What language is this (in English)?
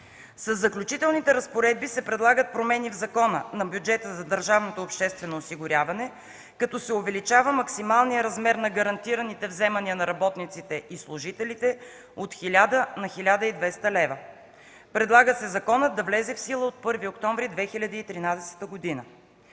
Bulgarian